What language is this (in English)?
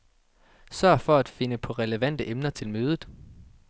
Danish